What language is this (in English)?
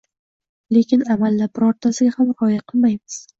Uzbek